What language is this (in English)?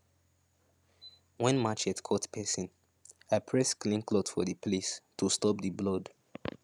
Nigerian Pidgin